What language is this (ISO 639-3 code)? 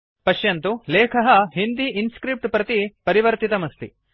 san